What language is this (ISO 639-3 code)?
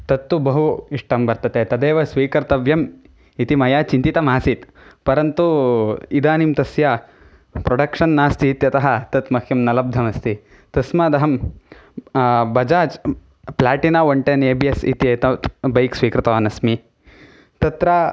san